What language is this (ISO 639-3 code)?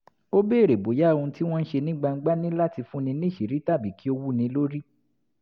yor